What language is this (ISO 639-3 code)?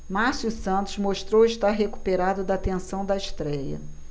por